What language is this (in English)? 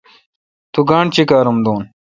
Kalkoti